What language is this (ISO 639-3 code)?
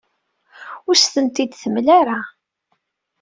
kab